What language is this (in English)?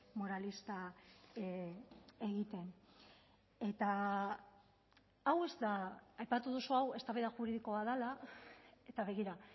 Basque